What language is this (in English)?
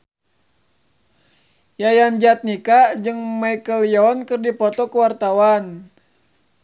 Sundanese